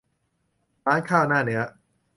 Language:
Thai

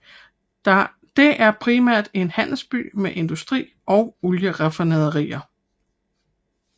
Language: Danish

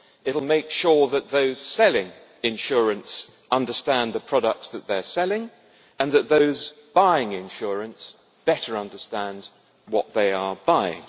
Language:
English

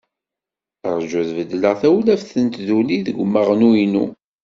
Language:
Kabyle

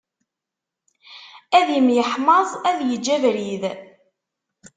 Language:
Kabyle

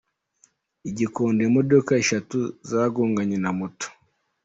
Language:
Kinyarwanda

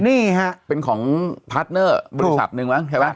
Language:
Thai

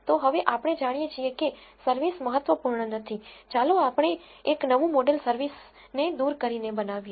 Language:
Gujarati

